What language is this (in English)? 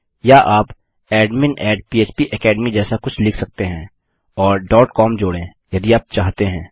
Hindi